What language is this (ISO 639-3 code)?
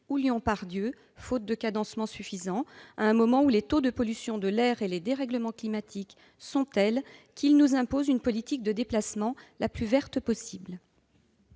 fra